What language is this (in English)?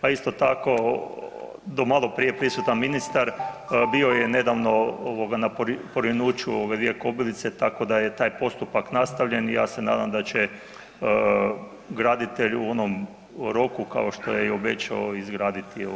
Croatian